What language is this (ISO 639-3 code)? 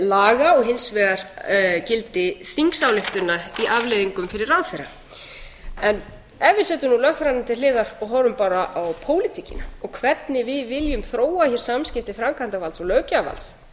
isl